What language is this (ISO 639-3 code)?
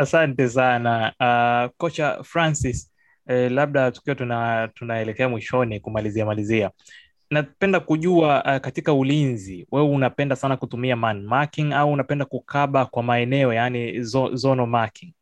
swa